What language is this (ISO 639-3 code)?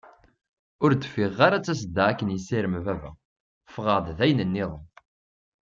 kab